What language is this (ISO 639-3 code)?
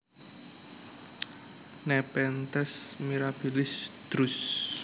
jav